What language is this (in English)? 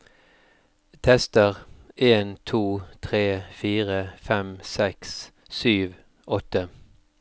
Norwegian